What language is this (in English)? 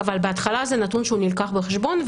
Hebrew